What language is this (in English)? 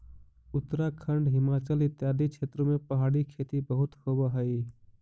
Magahi